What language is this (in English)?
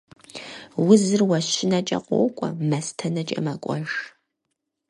Kabardian